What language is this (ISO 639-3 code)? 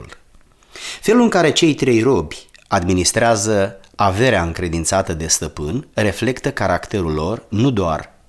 ron